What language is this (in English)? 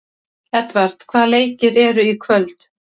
Icelandic